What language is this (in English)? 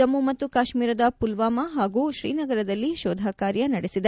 Kannada